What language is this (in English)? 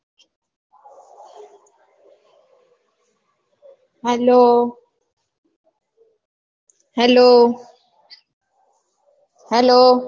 Gujarati